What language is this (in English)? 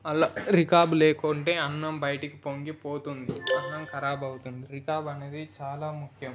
Telugu